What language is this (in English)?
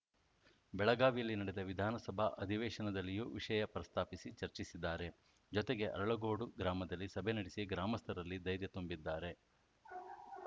Kannada